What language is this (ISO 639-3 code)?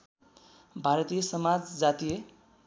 nep